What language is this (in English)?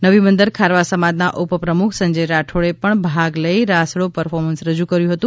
Gujarati